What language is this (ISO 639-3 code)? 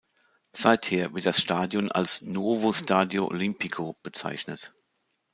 deu